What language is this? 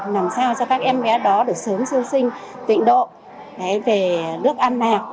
Vietnamese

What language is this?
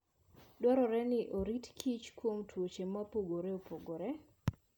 Luo (Kenya and Tanzania)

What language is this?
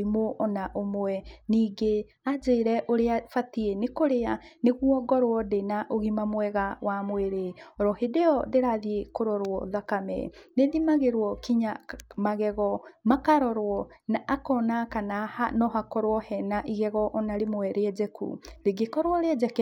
Kikuyu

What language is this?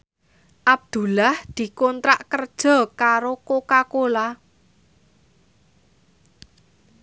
Javanese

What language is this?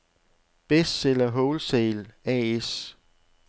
Danish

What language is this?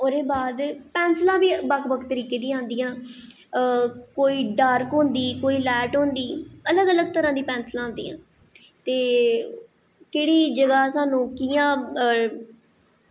Dogri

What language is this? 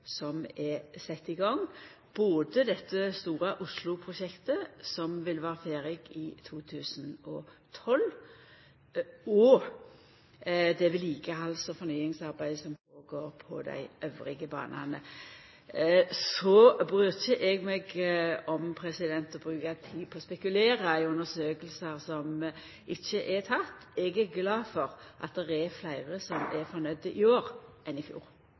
Norwegian Nynorsk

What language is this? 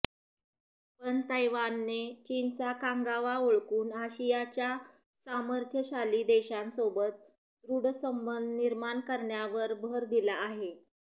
Marathi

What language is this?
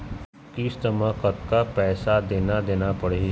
Chhattisgarhi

